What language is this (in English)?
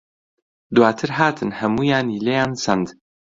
Central Kurdish